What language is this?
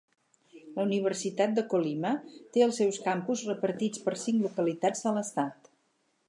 Catalan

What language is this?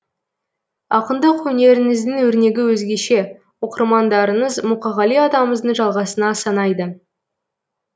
Kazakh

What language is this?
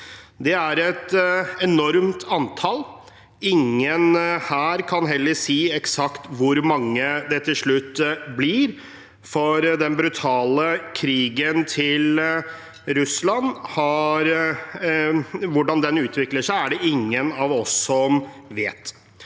Norwegian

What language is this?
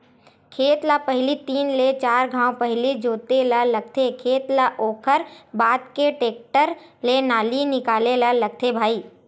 Chhattisgarhi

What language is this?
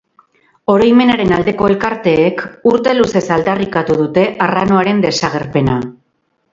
Basque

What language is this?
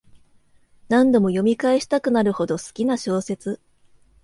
Japanese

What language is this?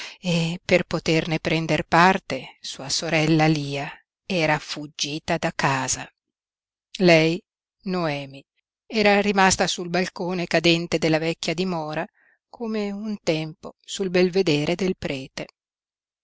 Italian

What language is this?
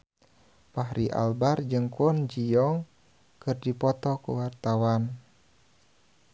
Sundanese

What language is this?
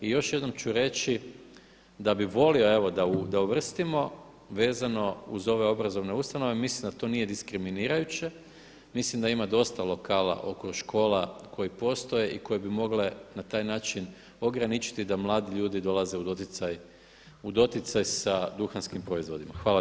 Croatian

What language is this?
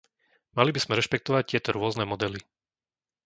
Slovak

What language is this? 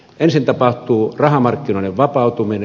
Finnish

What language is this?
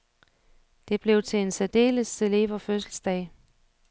Danish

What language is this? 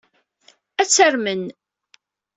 Kabyle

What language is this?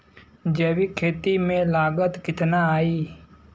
Bhojpuri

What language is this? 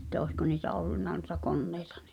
Finnish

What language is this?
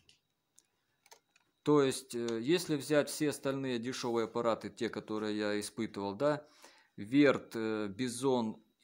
Russian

